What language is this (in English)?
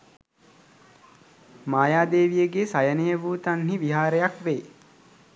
Sinhala